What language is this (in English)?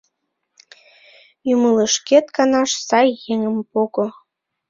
Mari